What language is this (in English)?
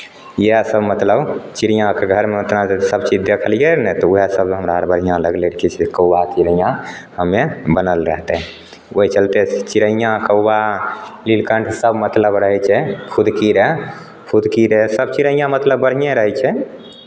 Maithili